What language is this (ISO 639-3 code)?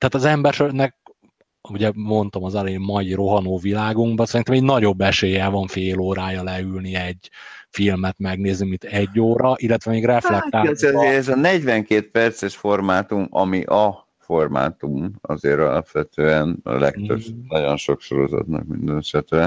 hun